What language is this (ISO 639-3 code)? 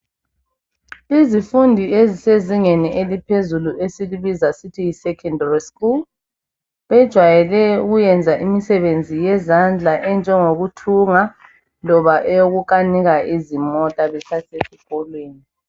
nde